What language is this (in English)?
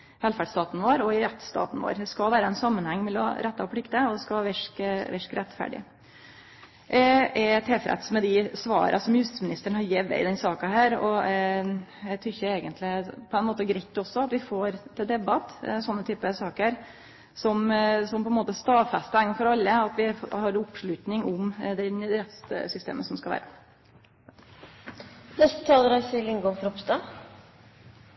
Norwegian Nynorsk